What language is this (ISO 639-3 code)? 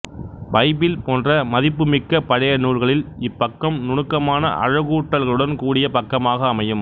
tam